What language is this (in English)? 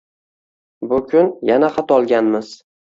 Uzbek